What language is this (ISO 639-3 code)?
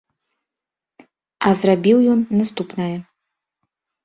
bel